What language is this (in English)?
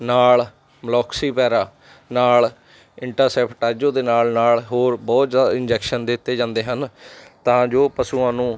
Punjabi